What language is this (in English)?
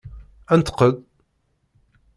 Kabyle